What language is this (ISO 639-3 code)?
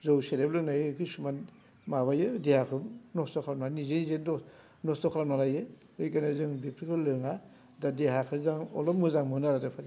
brx